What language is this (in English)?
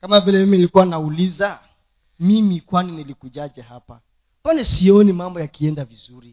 Swahili